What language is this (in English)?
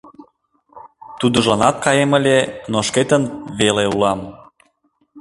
Mari